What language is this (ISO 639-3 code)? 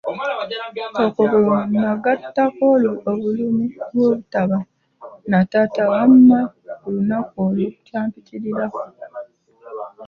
lug